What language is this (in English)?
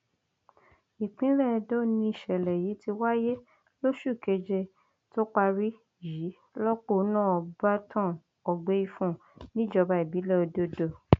Yoruba